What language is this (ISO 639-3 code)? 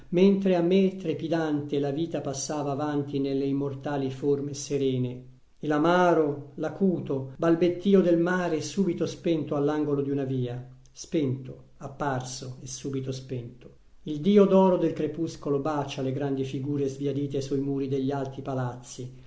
ita